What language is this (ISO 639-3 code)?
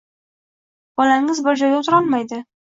uzb